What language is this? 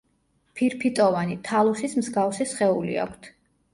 Georgian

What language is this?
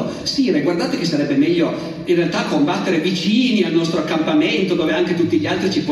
Italian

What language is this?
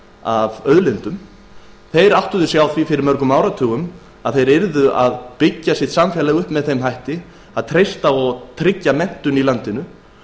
Icelandic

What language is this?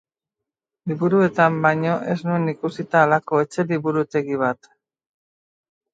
Basque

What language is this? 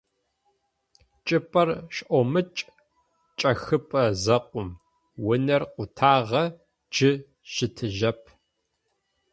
Adyghe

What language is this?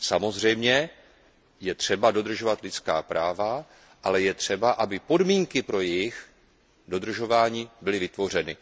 Czech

